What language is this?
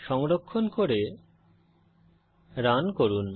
Bangla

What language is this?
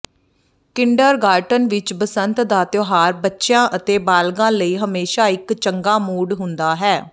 Punjabi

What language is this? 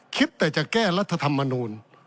Thai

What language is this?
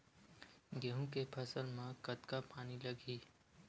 Chhattisgarhi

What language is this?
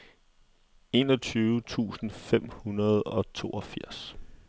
Danish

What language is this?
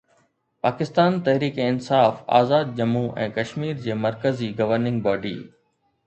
Sindhi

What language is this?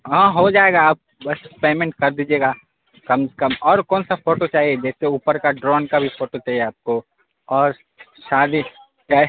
Urdu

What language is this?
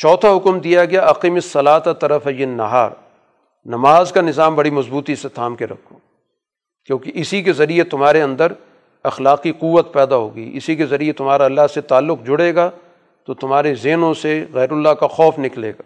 Urdu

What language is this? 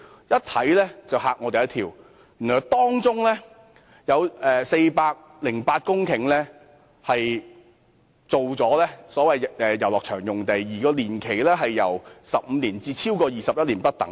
Cantonese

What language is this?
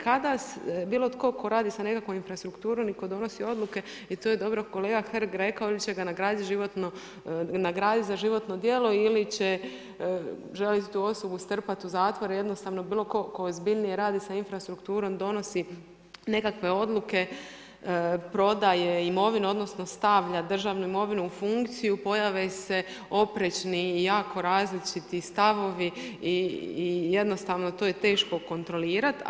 Croatian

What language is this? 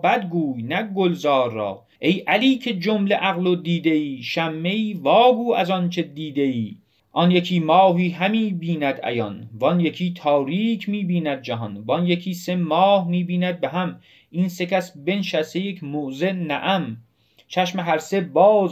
Persian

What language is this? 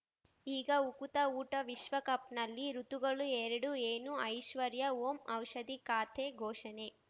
Kannada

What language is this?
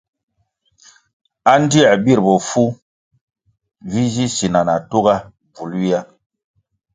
Kwasio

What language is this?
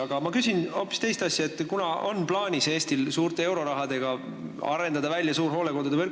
Estonian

